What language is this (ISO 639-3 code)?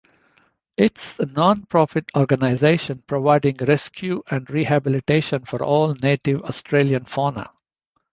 eng